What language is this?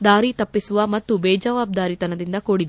Kannada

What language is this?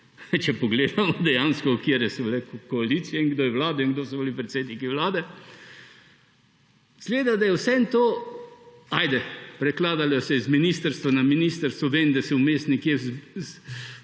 Slovenian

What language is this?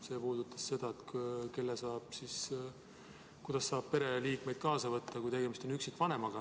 Estonian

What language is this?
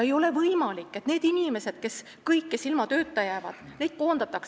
Estonian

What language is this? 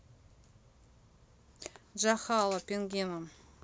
Russian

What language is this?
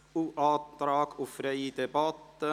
Swiss German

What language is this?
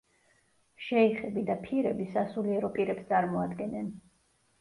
Georgian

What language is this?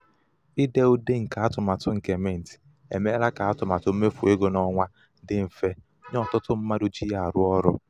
Igbo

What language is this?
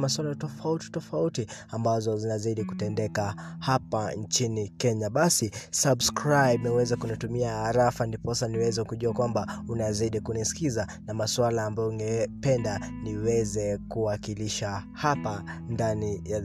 Swahili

